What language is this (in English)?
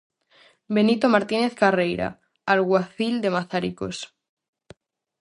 Galician